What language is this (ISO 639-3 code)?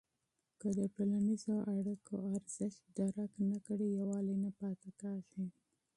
pus